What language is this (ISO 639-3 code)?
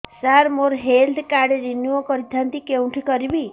ori